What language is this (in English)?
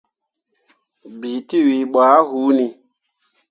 Mundang